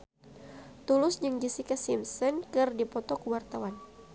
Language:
Sundanese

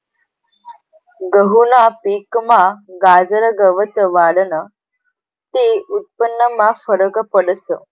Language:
Marathi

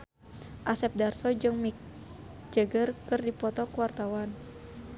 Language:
Sundanese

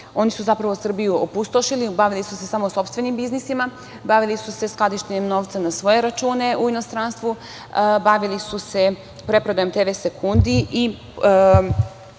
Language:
Serbian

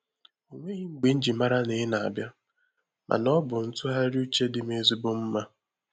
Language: Igbo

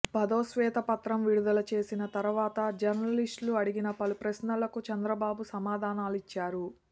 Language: Telugu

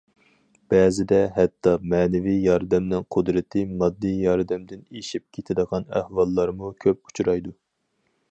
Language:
Uyghur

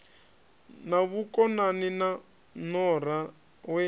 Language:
Venda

